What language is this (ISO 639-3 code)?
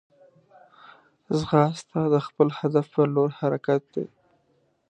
pus